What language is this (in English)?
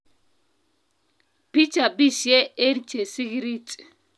Kalenjin